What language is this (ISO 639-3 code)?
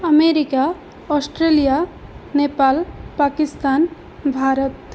san